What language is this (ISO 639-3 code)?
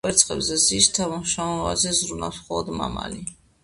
kat